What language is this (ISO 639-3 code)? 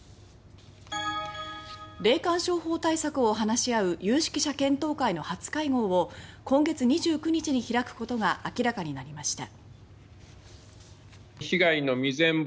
jpn